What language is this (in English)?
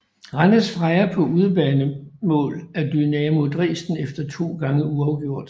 Danish